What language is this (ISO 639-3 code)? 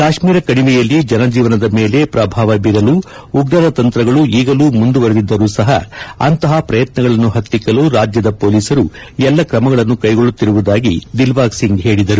kan